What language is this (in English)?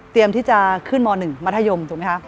Thai